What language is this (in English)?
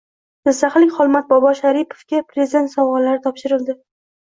Uzbek